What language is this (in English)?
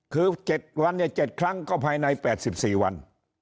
Thai